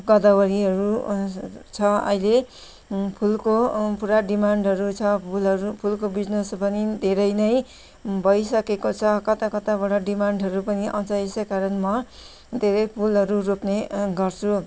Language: Nepali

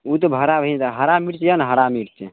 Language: Maithili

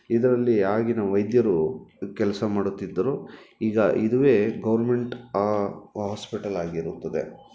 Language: Kannada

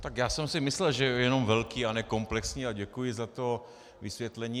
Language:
Czech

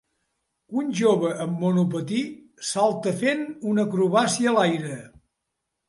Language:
Catalan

